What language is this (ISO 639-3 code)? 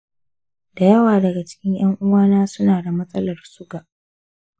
hau